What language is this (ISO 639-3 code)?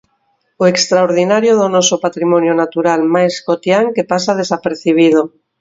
glg